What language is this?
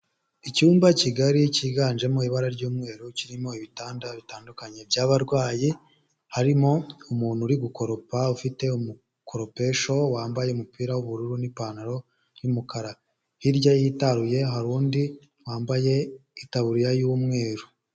Kinyarwanda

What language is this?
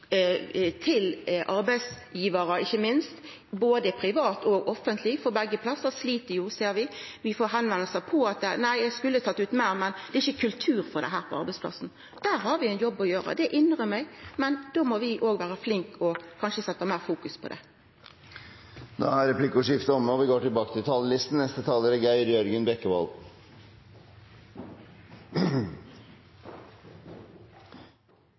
Norwegian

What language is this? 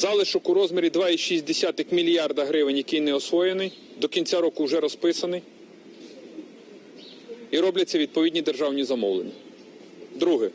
Ukrainian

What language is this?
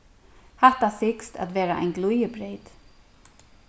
Faroese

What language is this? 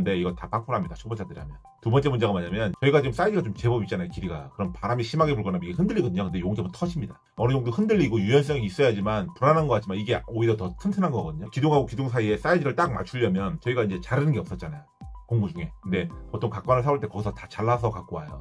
Korean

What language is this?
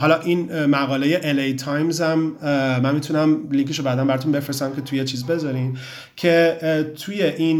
Persian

